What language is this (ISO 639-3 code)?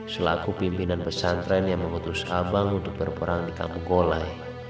ind